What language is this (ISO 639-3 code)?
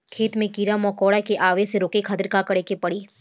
bho